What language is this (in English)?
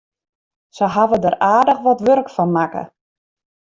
Western Frisian